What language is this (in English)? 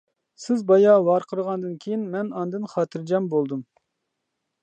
Uyghur